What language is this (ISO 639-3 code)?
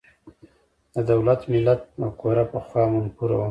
pus